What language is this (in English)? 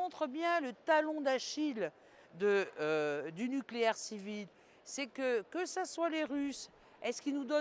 French